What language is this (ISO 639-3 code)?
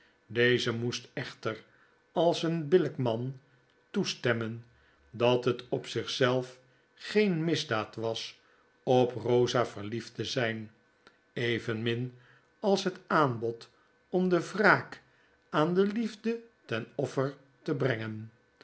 nld